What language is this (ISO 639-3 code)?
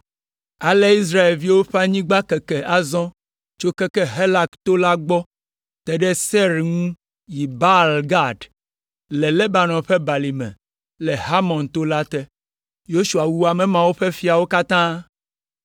ewe